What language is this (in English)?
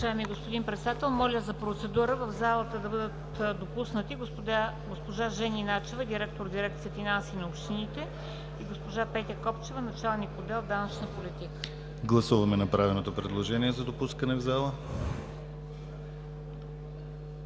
Bulgarian